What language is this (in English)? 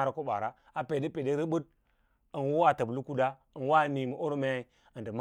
Lala-Roba